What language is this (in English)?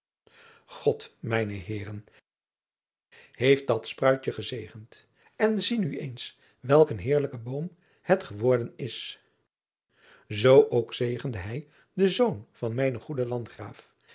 Dutch